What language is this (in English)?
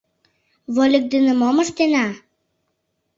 Mari